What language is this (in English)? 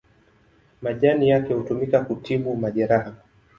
Swahili